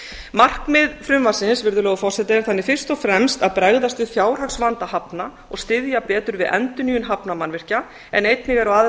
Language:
Icelandic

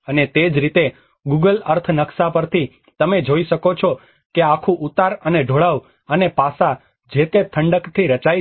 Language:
Gujarati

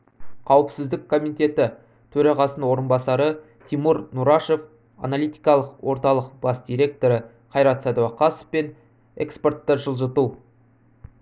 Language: Kazakh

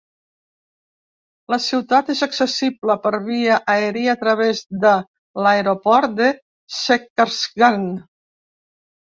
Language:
Catalan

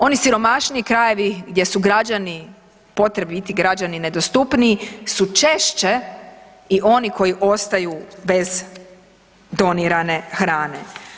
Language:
Croatian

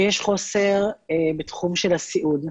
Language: Hebrew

